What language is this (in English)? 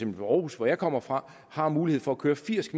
Danish